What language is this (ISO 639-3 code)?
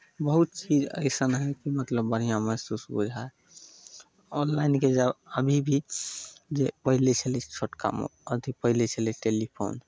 mai